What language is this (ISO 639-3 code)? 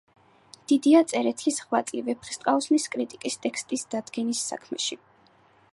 kat